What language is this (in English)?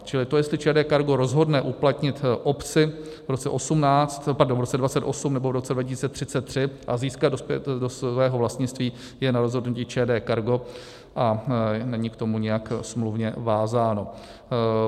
Czech